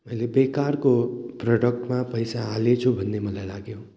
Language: Nepali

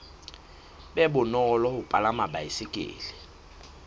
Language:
Southern Sotho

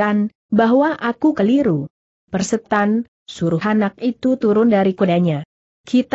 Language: Indonesian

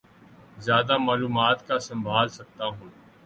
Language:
Urdu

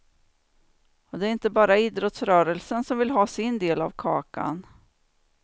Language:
Swedish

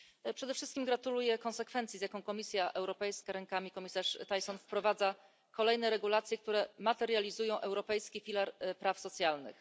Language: Polish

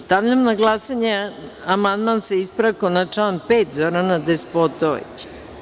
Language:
Serbian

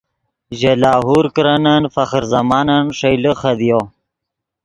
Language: Yidgha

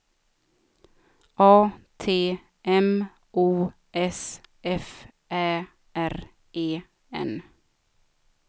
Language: Swedish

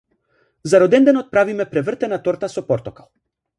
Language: Macedonian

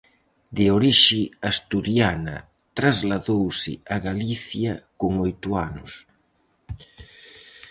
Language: Galician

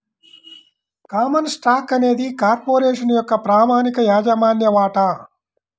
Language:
Telugu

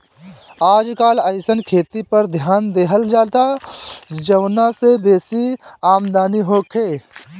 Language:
Bhojpuri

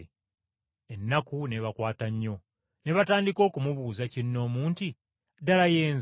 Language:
Ganda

